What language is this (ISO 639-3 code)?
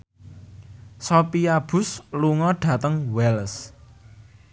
jav